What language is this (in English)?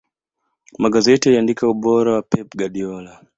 Swahili